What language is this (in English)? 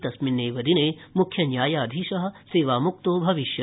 Sanskrit